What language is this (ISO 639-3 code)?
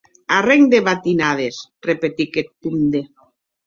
oci